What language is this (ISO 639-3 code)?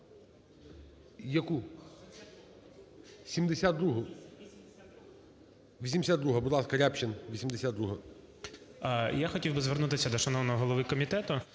ukr